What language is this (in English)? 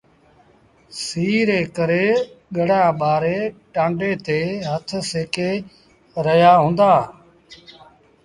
Sindhi Bhil